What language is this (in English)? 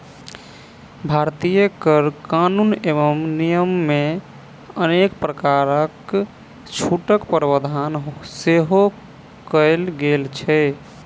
Maithili